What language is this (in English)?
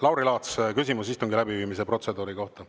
Estonian